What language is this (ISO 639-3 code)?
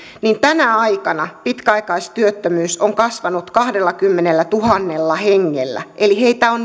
fin